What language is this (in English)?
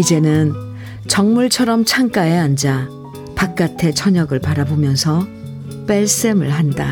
Korean